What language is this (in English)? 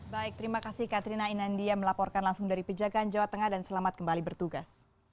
Indonesian